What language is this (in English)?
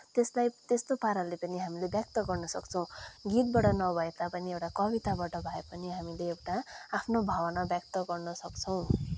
Nepali